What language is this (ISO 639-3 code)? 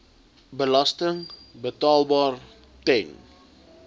afr